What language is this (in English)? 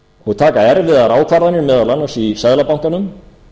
Icelandic